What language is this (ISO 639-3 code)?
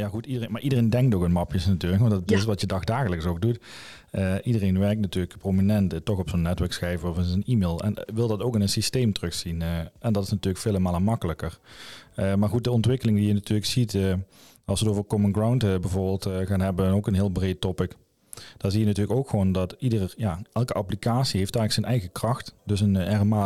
nld